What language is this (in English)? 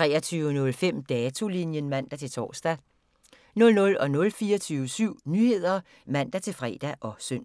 Danish